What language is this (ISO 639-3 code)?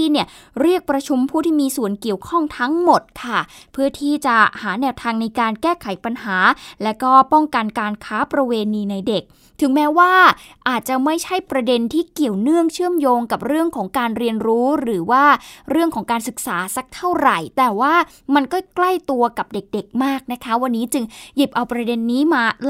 tha